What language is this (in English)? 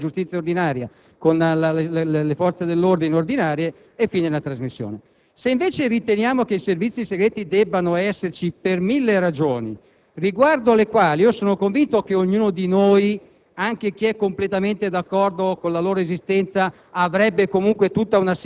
Italian